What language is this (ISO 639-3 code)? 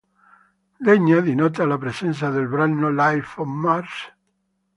ita